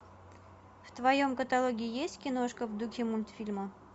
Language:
Russian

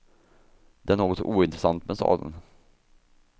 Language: Swedish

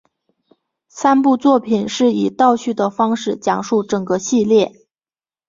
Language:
Chinese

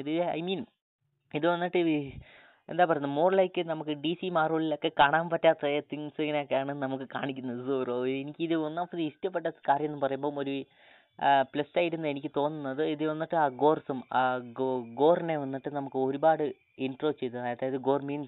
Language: Malayalam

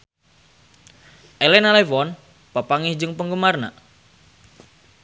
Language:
Sundanese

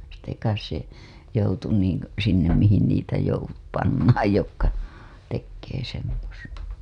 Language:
Finnish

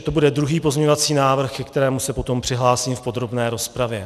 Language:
Czech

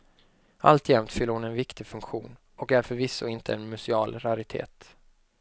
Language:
Swedish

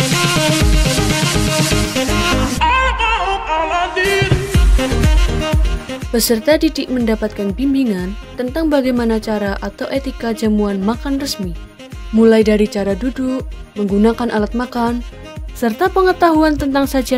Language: Indonesian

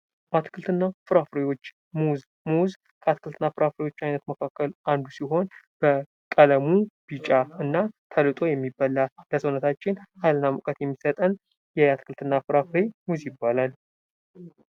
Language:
Amharic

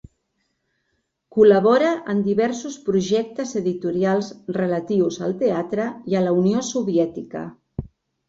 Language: Catalan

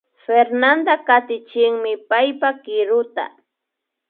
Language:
Imbabura Highland Quichua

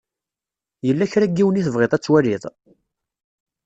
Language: Kabyle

